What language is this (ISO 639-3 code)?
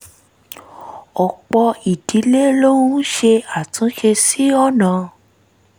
yor